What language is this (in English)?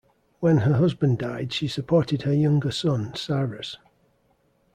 English